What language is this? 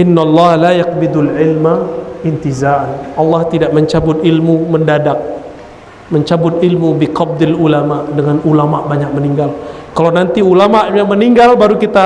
Indonesian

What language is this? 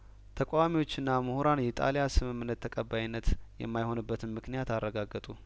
Amharic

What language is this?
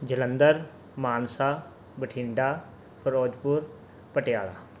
Punjabi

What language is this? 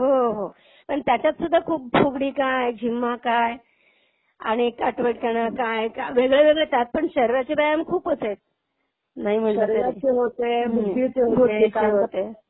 Marathi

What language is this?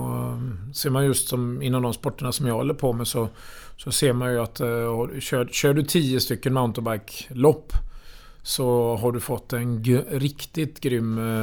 Swedish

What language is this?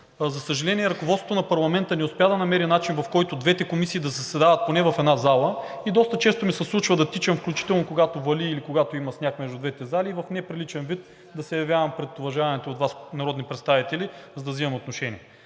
Bulgarian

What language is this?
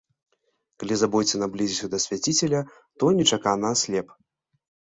Belarusian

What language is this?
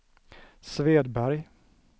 Swedish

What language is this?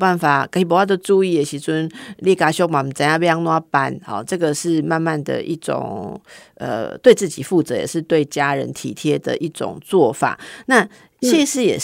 Chinese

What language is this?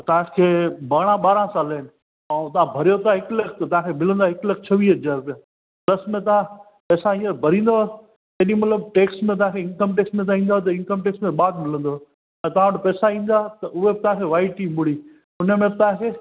Sindhi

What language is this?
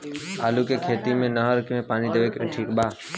Bhojpuri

